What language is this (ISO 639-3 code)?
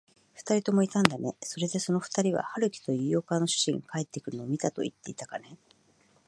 jpn